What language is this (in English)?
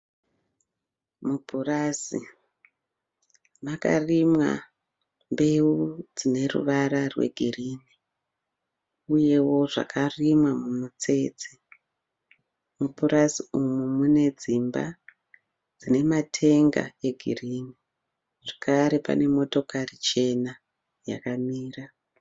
Shona